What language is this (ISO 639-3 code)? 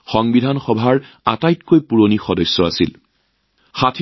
asm